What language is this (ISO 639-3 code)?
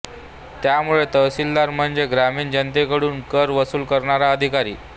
mar